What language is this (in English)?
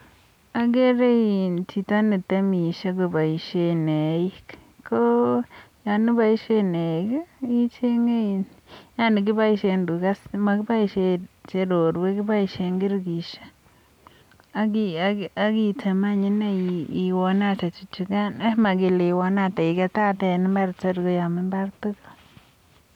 Kalenjin